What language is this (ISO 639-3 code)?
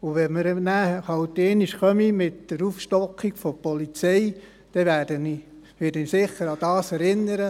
gsw